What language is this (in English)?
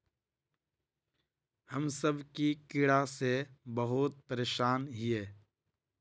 Magahi